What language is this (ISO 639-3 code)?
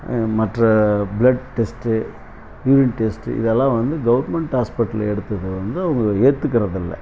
tam